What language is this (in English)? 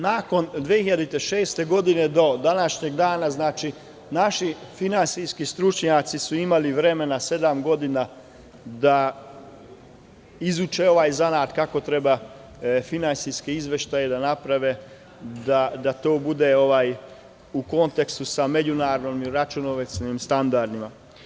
Serbian